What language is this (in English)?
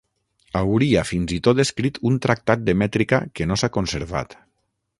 Catalan